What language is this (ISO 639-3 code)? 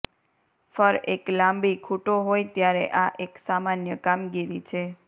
guj